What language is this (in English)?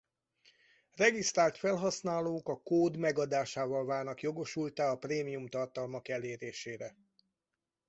Hungarian